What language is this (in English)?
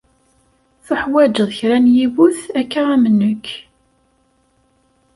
Kabyle